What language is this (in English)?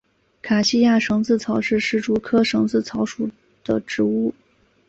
Chinese